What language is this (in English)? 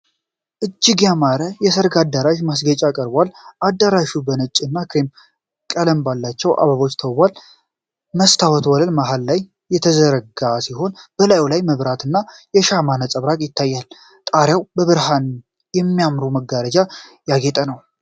Amharic